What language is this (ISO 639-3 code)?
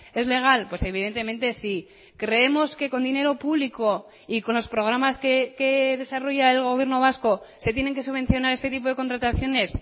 spa